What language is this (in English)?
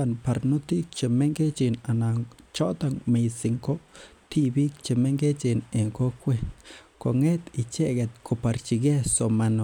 Kalenjin